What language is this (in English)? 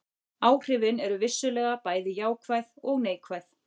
Icelandic